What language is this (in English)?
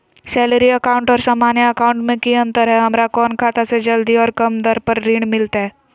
Magahi